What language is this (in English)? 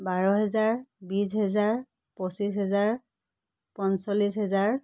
Assamese